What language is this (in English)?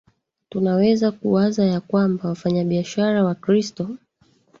Swahili